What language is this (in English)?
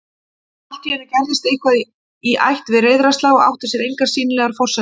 Icelandic